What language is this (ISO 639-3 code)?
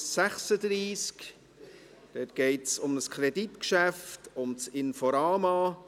gsw